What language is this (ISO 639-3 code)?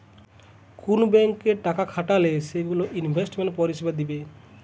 ben